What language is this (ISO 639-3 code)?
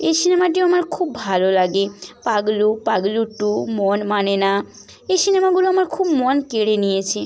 ben